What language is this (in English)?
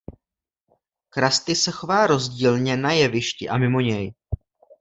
Czech